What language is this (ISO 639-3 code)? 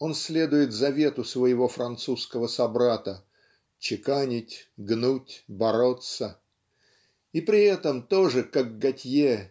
rus